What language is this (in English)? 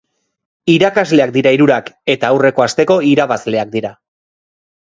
Basque